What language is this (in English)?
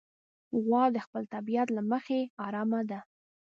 Pashto